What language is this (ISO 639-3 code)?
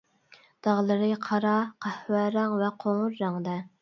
uig